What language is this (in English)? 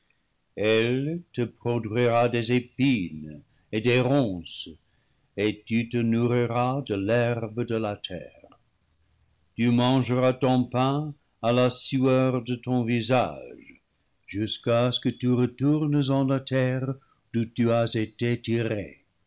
French